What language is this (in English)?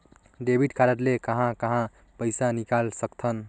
Chhattisgarhi